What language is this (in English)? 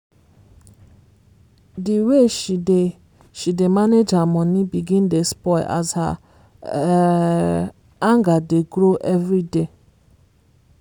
Nigerian Pidgin